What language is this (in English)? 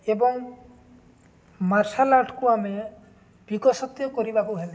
Odia